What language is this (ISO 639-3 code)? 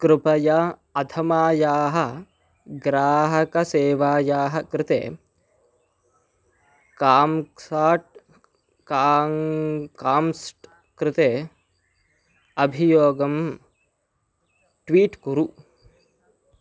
san